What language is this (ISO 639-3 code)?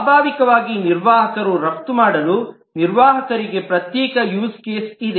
kan